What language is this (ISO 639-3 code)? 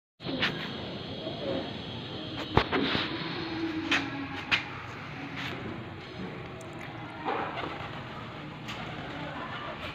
hin